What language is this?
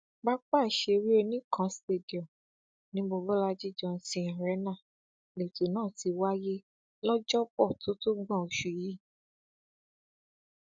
Yoruba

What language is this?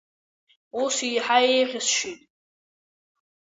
Abkhazian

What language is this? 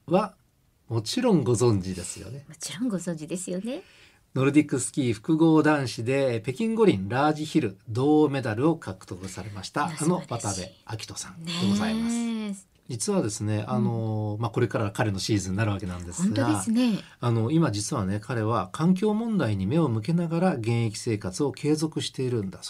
Japanese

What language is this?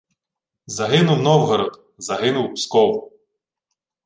Ukrainian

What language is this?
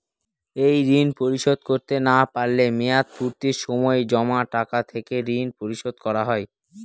Bangla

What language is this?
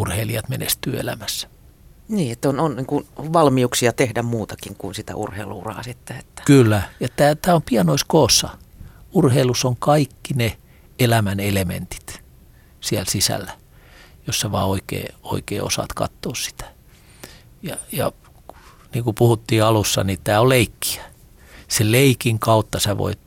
Finnish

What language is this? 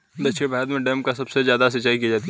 Hindi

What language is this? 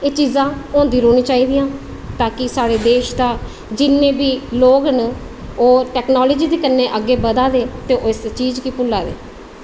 Dogri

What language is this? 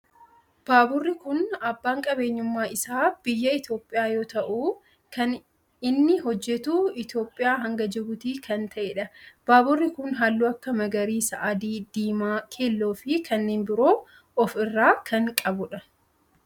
Oromo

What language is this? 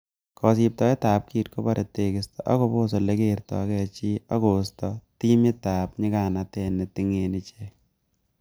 Kalenjin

